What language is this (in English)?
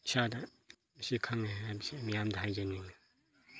Manipuri